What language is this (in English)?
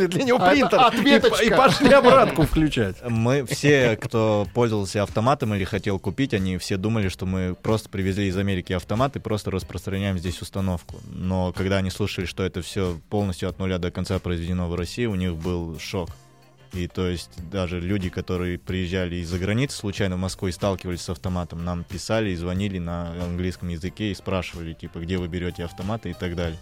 Russian